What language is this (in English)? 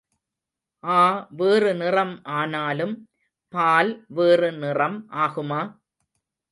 Tamil